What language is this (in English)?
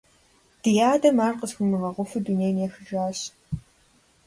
Kabardian